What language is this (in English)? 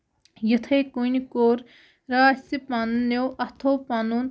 Kashmiri